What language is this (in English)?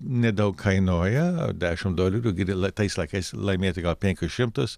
Lithuanian